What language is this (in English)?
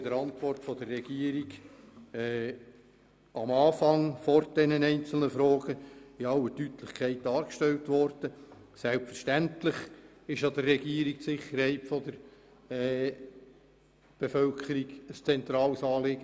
Swiss German